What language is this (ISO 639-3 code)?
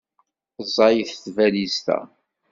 kab